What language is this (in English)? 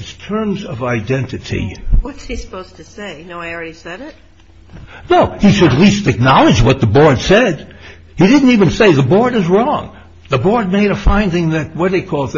English